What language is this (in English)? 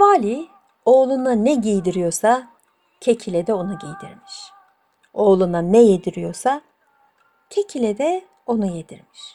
Turkish